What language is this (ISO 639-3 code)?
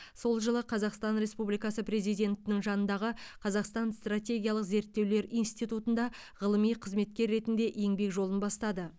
kaz